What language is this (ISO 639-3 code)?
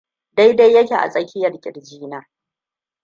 hau